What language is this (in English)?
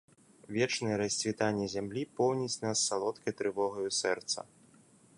Belarusian